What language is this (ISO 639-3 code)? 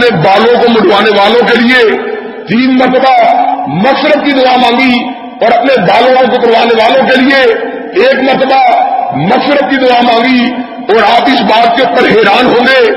urd